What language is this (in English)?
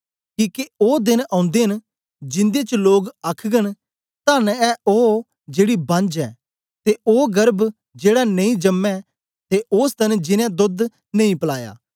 Dogri